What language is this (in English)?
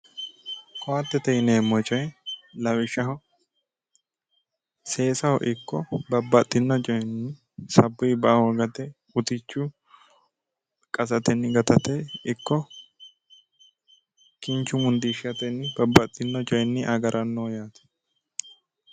Sidamo